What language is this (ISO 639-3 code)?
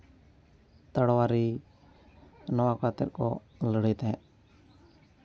sat